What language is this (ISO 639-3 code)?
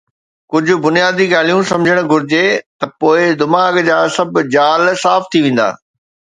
snd